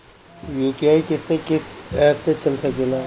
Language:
Bhojpuri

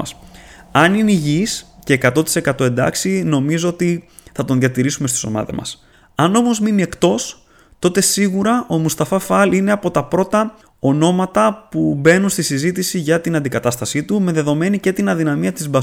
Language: Greek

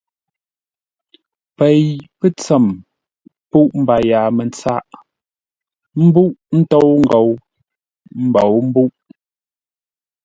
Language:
Ngombale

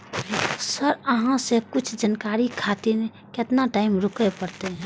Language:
Maithili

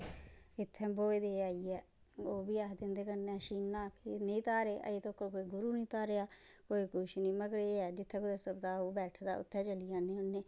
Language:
Dogri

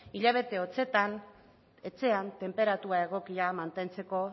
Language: Basque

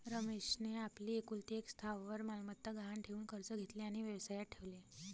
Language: Marathi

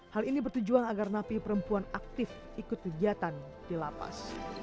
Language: Indonesian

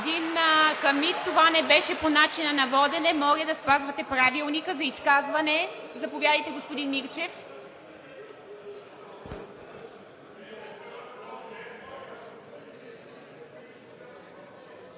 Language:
Bulgarian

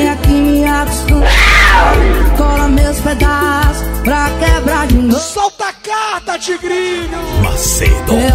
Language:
Portuguese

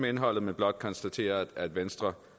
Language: Danish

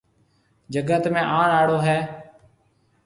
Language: Marwari (Pakistan)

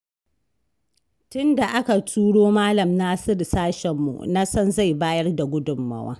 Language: Hausa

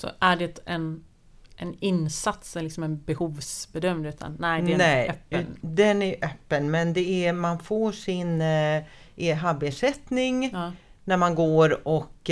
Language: Swedish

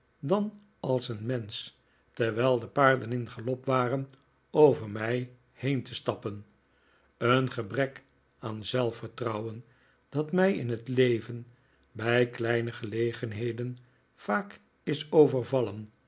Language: Dutch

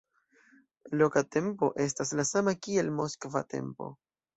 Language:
Esperanto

